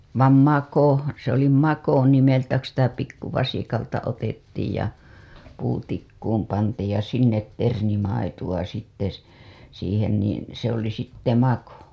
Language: Finnish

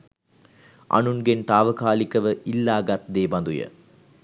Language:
Sinhala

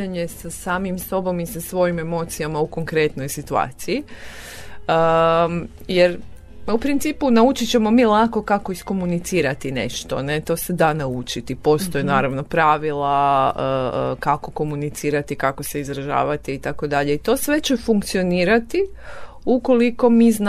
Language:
Croatian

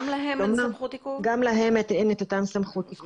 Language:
Hebrew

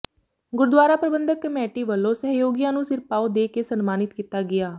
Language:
Punjabi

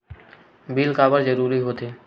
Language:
Chhattisgarhi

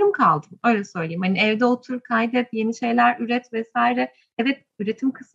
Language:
Turkish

